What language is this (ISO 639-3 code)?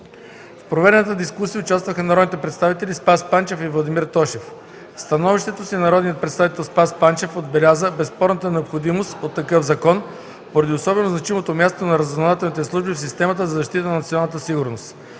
bul